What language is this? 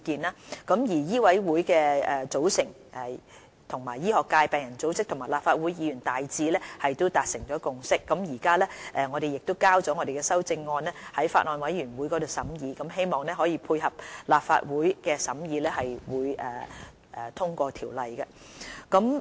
Cantonese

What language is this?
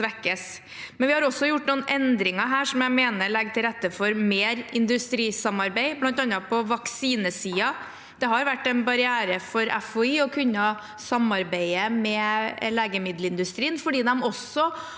Norwegian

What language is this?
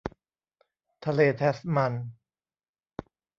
Thai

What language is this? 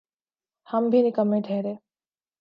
Urdu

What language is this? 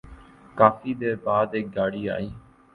Urdu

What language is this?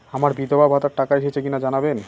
Bangla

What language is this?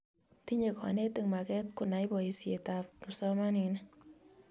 Kalenjin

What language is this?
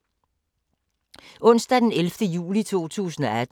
Danish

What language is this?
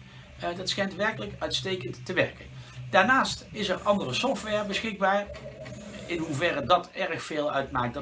Dutch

